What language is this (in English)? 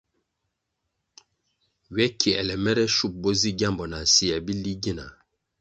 Kwasio